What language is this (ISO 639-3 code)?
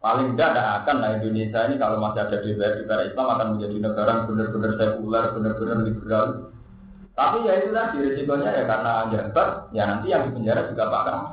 ind